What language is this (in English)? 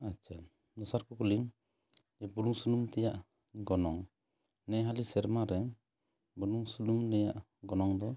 Santali